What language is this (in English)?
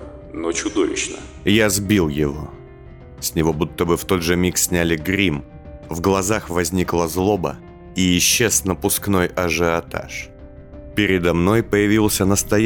Russian